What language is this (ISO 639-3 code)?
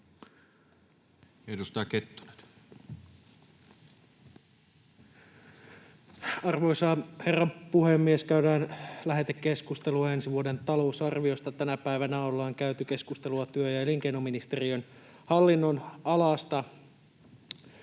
fin